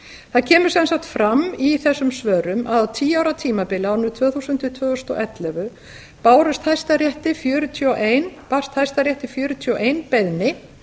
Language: Icelandic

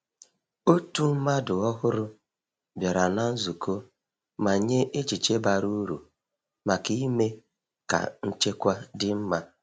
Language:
Igbo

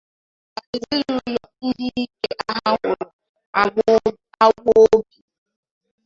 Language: Igbo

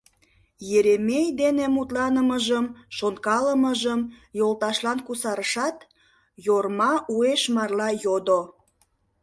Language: Mari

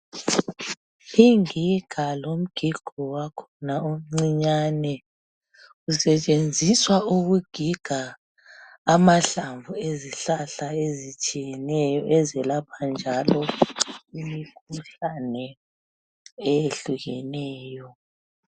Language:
North Ndebele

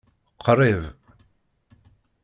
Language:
Kabyle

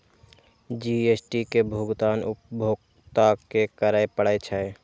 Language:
Maithili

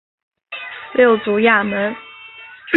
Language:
Chinese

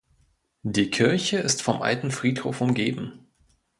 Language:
German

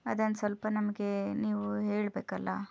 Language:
Kannada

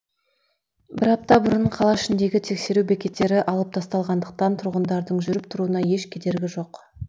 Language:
Kazakh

